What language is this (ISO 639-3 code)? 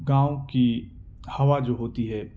urd